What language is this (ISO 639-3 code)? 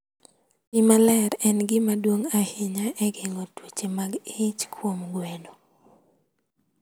luo